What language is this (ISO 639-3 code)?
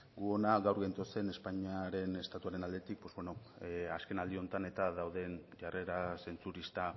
eus